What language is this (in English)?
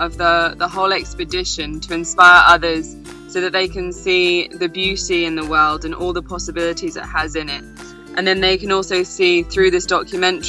English